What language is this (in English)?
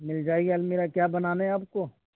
Urdu